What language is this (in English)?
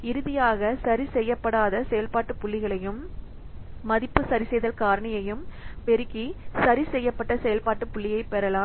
Tamil